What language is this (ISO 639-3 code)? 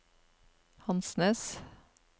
nor